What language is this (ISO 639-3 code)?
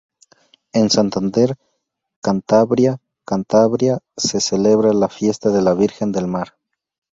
spa